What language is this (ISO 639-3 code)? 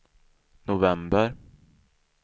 swe